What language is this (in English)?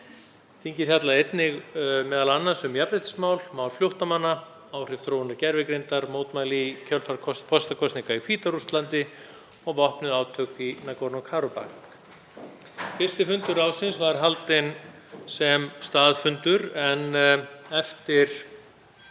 Icelandic